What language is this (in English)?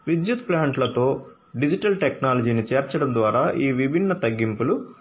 Telugu